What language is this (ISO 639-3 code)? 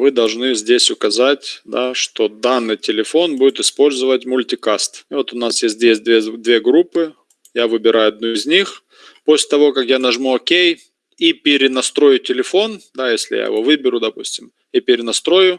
rus